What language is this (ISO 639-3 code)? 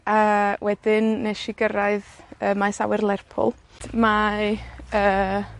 cym